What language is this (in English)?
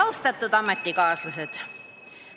Estonian